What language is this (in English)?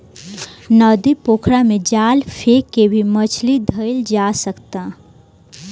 Bhojpuri